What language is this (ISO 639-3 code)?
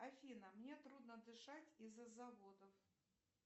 rus